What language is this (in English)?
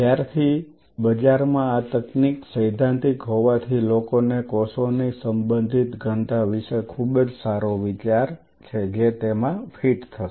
Gujarati